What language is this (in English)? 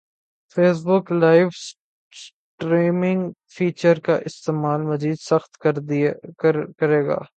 Urdu